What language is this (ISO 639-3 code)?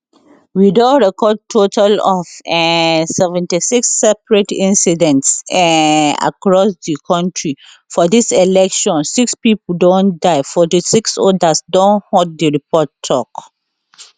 pcm